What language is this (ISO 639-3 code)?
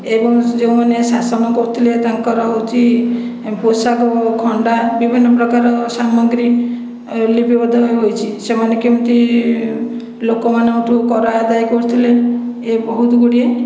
ori